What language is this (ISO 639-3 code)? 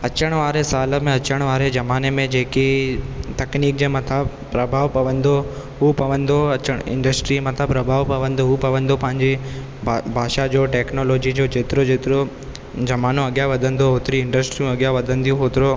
snd